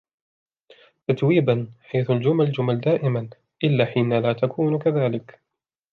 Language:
Arabic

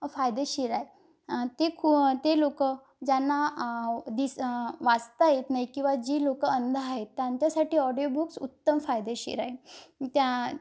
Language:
Marathi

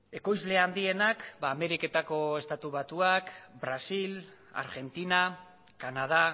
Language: Basque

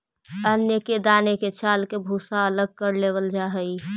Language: Magahi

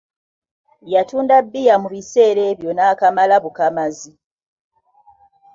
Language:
Ganda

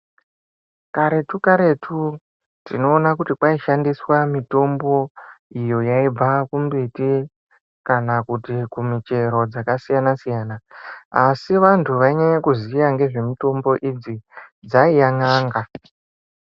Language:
Ndau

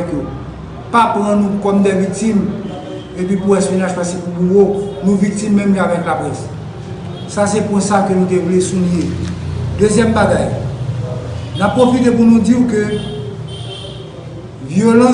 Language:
French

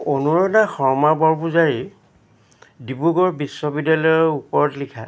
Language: Assamese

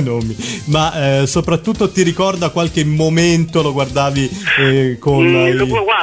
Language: Italian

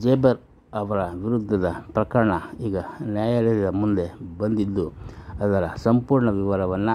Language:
Kannada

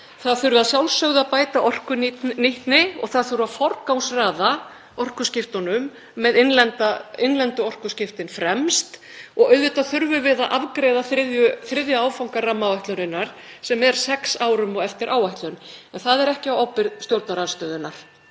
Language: Icelandic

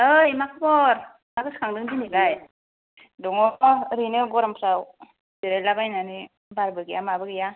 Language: Bodo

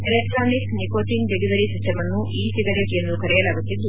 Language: Kannada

